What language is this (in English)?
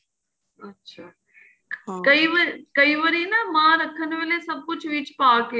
Punjabi